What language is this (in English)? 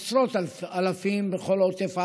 Hebrew